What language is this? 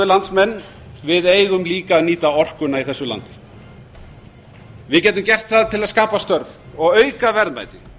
Icelandic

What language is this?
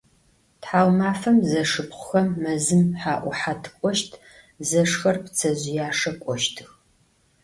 Adyghe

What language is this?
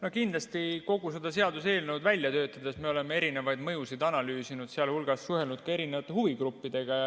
Estonian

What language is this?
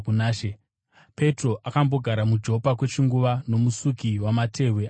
Shona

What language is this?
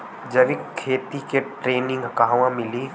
Bhojpuri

